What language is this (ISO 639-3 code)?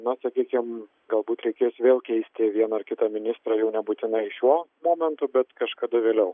lit